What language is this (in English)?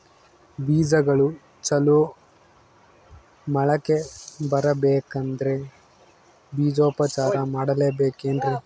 Kannada